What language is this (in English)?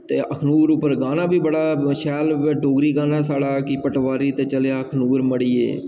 Dogri